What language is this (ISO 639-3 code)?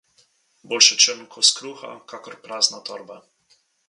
slv